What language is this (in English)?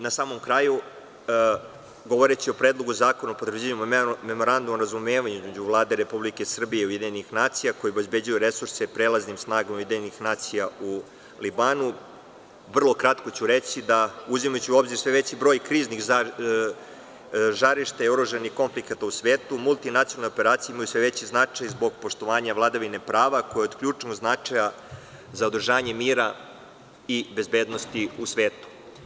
Serbian